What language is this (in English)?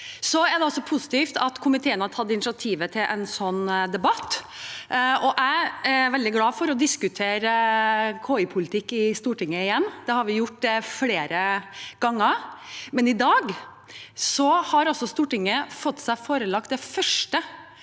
Norwegian